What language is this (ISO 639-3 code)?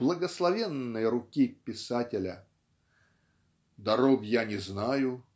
rus